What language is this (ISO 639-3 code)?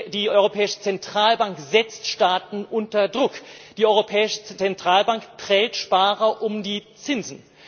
deu